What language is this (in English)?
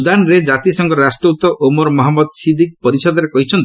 Odia